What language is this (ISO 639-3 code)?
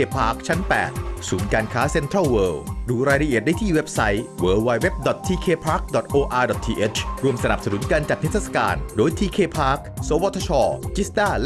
tha